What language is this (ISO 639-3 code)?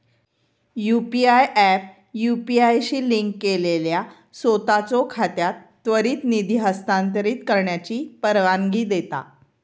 mar